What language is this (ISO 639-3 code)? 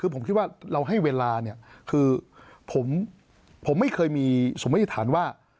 tha